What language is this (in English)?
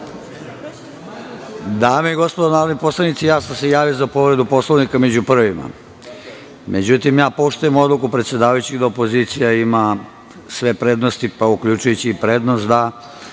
Serbian